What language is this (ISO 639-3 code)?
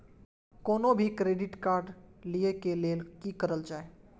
mai